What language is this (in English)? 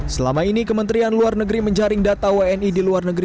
Indonesian